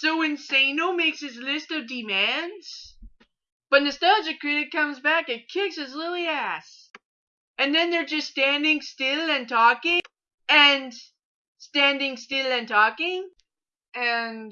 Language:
English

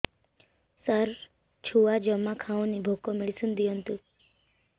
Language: Odia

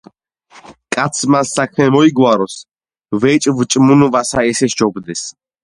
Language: Georgian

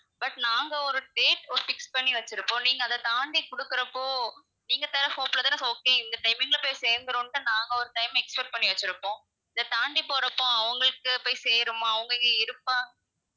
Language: Tamil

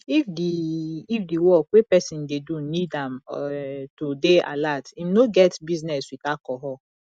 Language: Nigerian Pidgin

